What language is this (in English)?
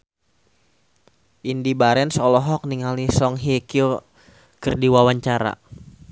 Sundanese